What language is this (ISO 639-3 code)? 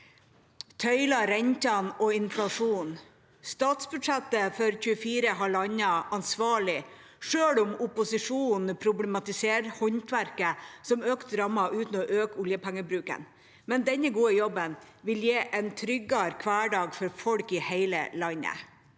nor